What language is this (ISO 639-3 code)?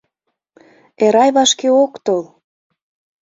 chm